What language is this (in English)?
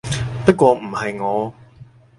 Cantonese